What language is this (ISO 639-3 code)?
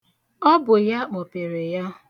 ibo